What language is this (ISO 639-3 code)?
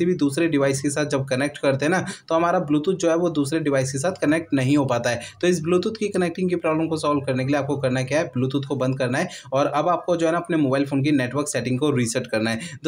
hin